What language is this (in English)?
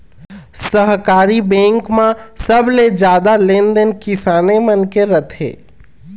Chhattisgarhi